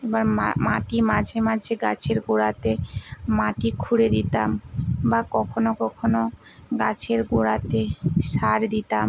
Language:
Bangla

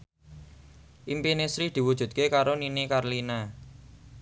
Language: Javanese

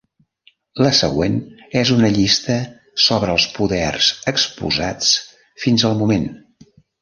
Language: Catalan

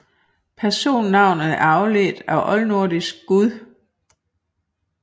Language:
Danish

